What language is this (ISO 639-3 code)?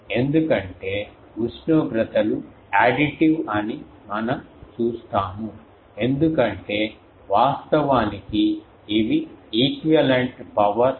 tel